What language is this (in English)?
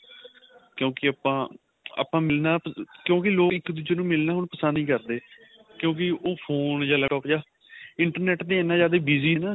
Punjabi